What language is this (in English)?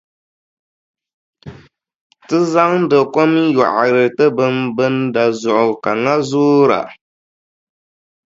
Dagbani